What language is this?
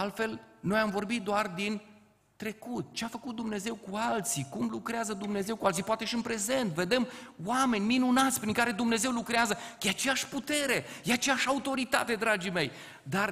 Romanian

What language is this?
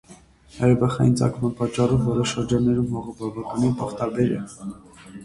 Armenian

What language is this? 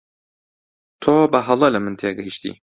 Central Kurdish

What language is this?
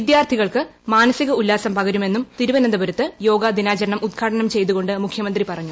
Malayalam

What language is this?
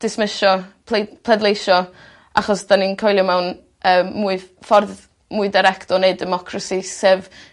Welsh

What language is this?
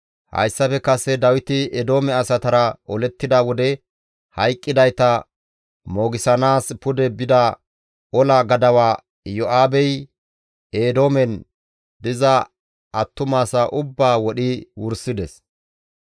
Gamo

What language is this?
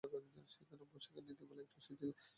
Bangla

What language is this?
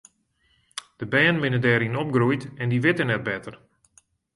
Western Frisian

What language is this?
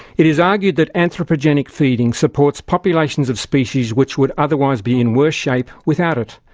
English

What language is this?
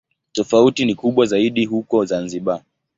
Swahili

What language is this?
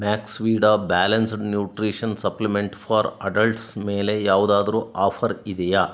Kannada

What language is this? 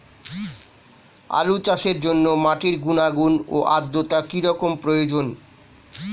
Bangla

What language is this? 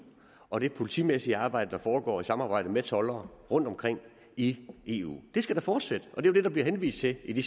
Danish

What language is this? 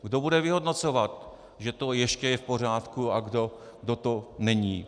Czech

